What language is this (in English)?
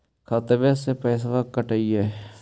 Magahi